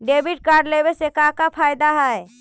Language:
Magahi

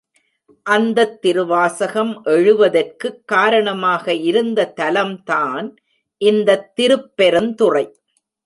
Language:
Tamil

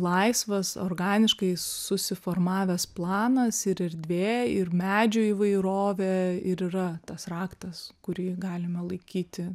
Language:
Lithuanian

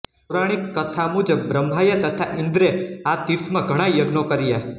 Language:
Gujarati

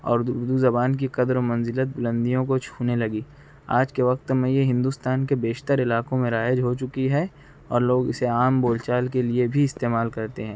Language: Urdu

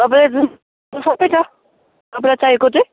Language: Nepali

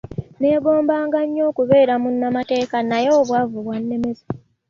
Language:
Ganda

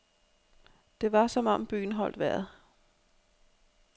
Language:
Danish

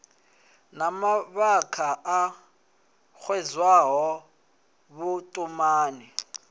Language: Venda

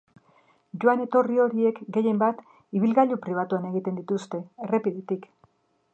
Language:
Basque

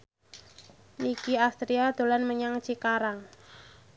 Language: Javanese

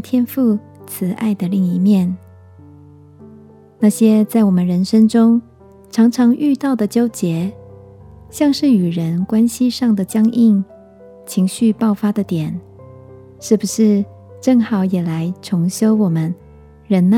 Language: Chinese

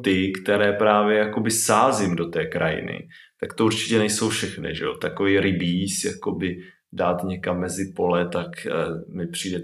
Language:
Czech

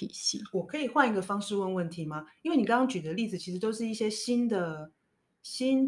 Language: Chinese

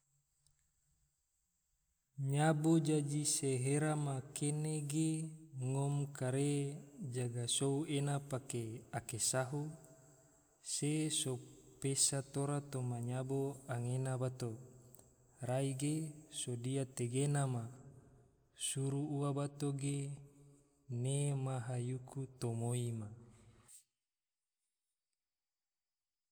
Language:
Tidore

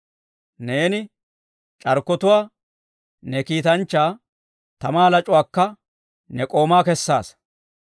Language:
Dawro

